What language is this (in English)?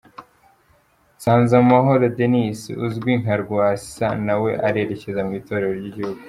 Kinyarwanda